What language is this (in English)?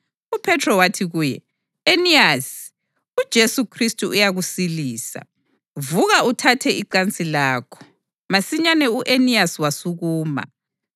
North Ndebele